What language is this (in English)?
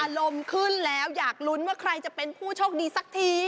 Thai